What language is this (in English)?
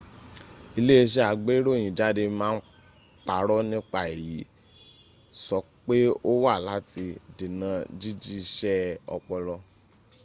Yoruba